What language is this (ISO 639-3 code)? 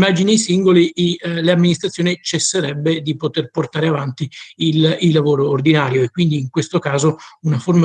ita